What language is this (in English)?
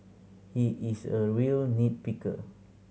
English